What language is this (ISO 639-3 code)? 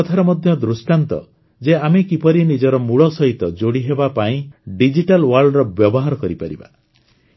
ori